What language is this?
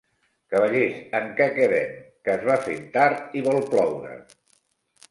Catalan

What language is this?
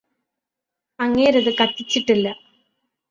Malayalam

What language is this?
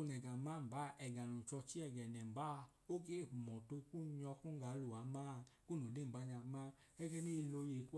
Idoma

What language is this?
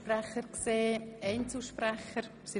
Swiss German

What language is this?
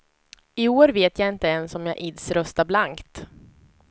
Swedish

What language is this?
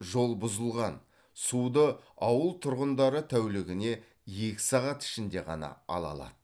Kazakh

